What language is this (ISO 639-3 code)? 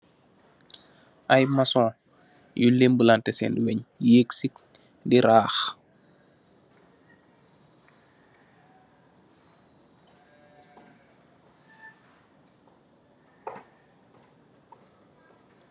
wol